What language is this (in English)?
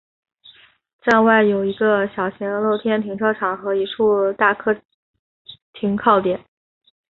Chinese